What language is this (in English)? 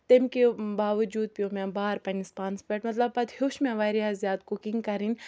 Kashmiri